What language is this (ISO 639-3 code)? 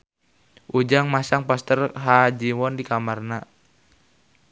sun